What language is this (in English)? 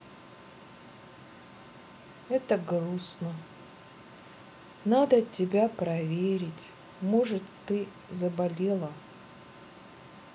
Russian